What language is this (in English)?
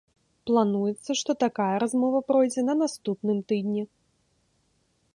Belarusian